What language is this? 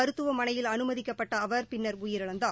Tamil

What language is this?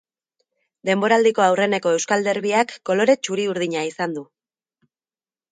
Basque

